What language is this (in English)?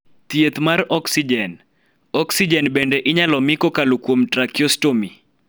Luo (Kenya and Tanzania)